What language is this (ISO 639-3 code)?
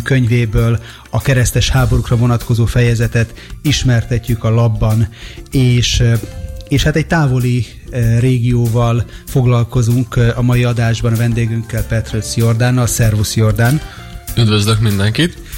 hun